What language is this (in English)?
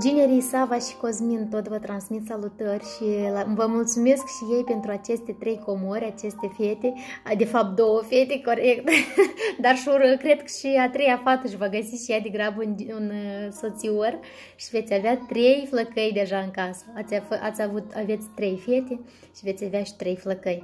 Romanian